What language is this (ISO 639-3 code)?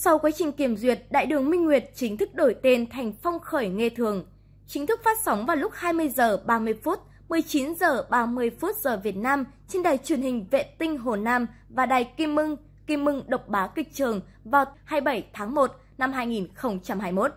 vie